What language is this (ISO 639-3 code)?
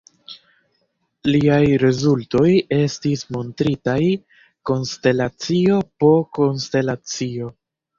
epo